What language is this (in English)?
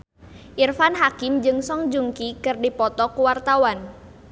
Sundanese